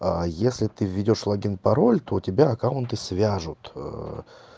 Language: Russian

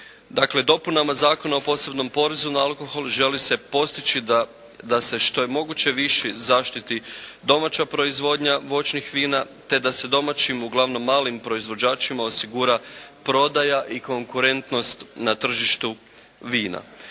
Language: Croatian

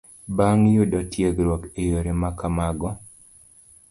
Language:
Luo (Kenya and Tanzania)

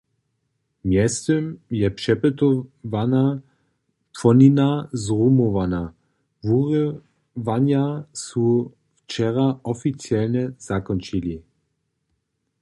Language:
Upper Sorbian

